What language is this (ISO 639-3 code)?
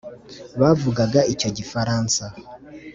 kin